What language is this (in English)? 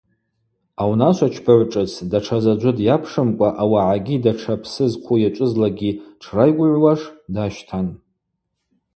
Abaza